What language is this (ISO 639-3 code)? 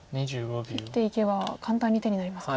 jpn